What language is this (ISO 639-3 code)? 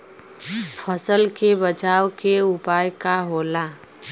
bho